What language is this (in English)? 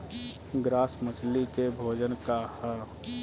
Bhojpuri